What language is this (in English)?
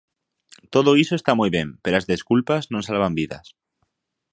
Galician